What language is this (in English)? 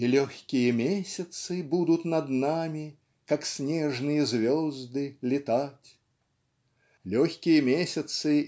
Russian